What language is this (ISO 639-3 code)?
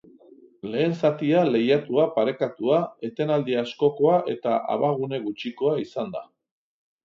eus